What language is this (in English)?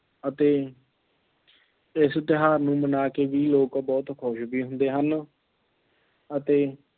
Punjabi